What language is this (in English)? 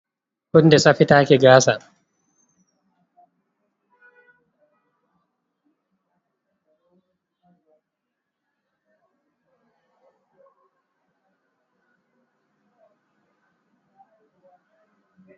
Fula